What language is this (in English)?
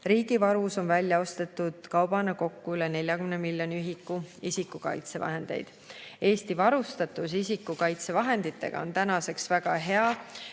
Estonian